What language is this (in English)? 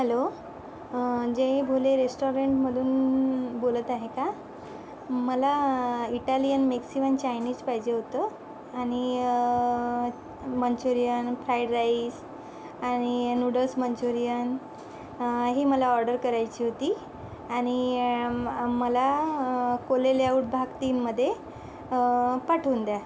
Marathi